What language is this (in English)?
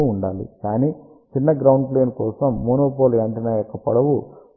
Telugu